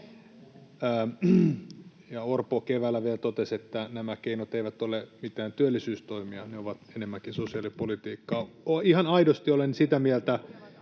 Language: Finnish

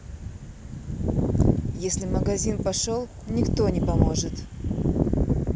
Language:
Russian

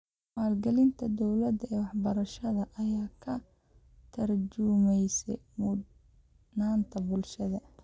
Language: Somali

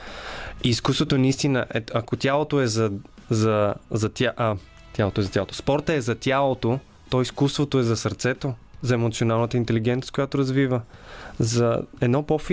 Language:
Bulgarian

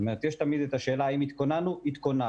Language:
Hebrew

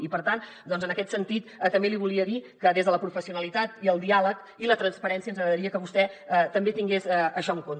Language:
Catalan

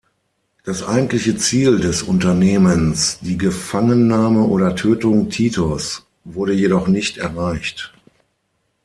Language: German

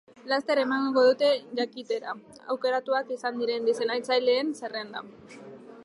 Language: Basque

